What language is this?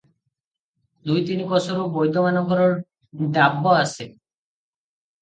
Odia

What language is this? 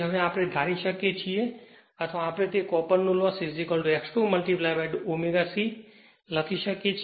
Gujarati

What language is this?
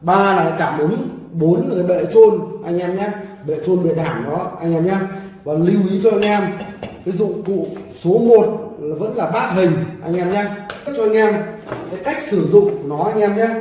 Vietnamese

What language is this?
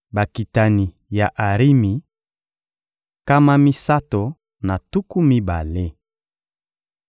Lingala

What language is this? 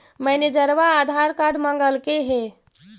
Magahi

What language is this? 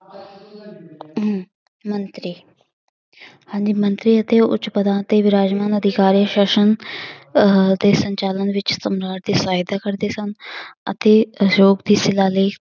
Punjabi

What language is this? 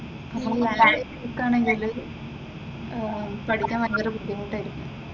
Malayalam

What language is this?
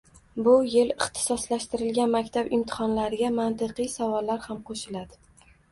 Uzbek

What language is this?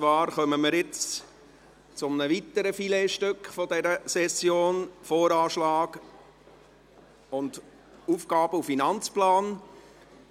Swiss German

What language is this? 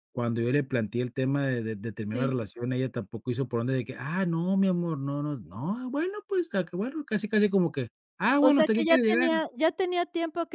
Spanish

